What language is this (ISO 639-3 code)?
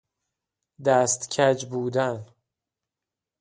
fas